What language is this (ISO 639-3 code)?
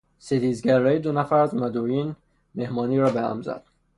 fas